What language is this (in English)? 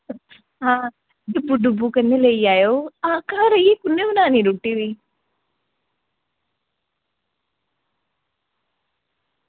Dogri